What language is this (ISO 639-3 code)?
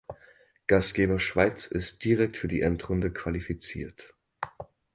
deu